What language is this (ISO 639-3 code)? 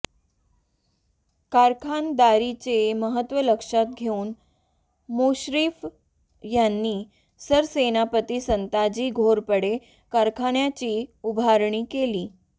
mar